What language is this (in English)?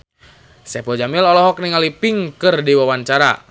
Sundanese